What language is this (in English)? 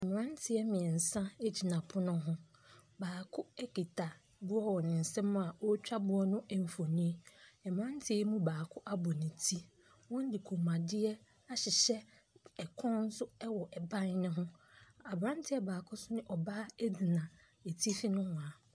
Akan